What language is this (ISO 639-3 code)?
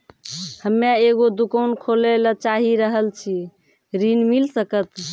mai